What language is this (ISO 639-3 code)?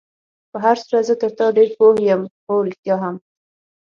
pus